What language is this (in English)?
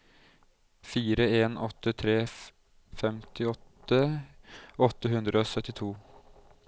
Norwegian